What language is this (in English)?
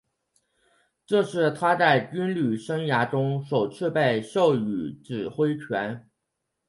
Chinese